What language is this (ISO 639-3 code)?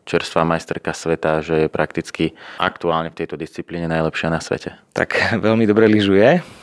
slk